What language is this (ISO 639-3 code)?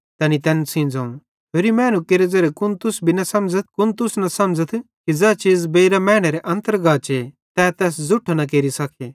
bhd